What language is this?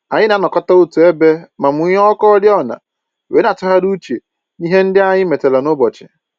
Igbo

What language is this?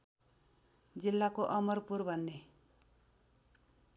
Nepali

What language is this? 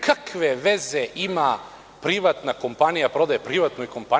Serbian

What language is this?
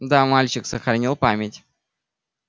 Russian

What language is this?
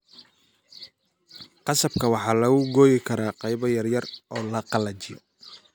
Somali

